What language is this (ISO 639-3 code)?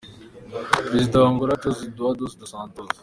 kin